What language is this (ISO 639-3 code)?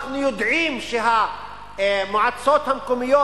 heb